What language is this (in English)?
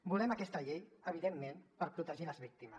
Catalan